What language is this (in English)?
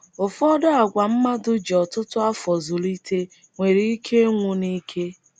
Igbo